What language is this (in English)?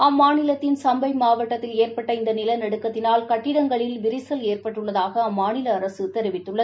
Tamil